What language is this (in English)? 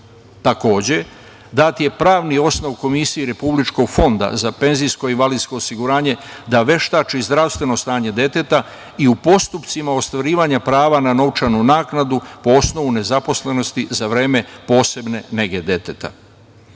Serbian